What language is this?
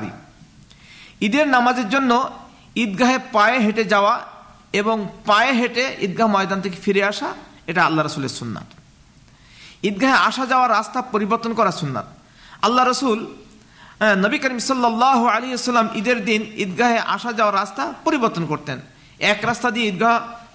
Bangla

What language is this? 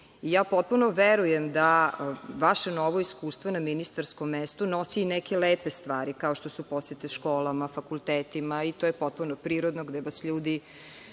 Serbian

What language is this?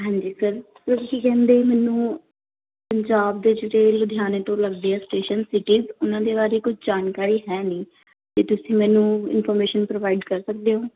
Punjabi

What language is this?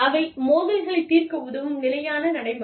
Tamil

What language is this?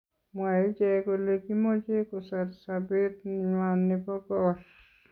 Kalenjin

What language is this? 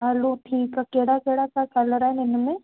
Sindhi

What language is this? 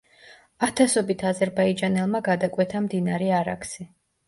Georgian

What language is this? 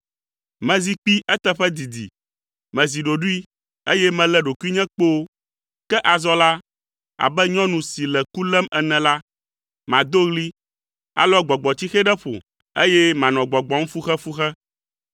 Ewe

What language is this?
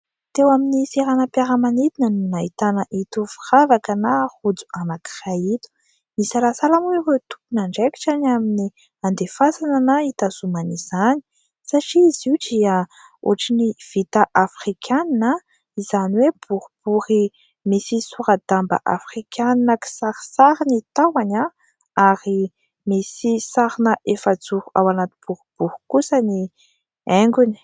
Malagasy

